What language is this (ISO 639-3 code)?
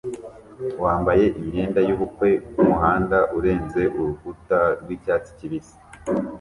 kin